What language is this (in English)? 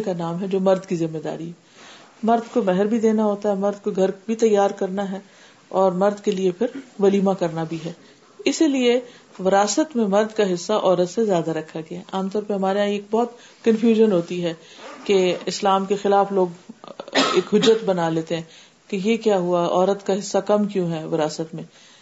Urdu